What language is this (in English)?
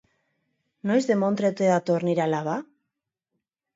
Basque